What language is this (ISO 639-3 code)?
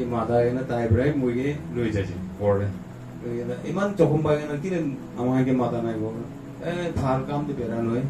kor